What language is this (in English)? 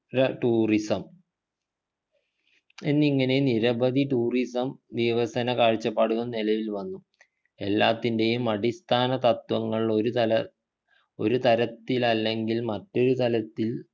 Malayalam